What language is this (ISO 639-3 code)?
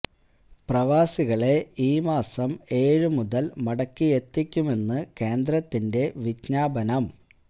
mal